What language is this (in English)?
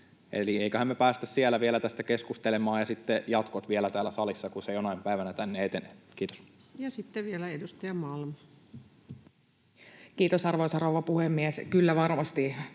Finnish